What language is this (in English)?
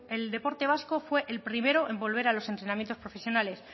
Spanish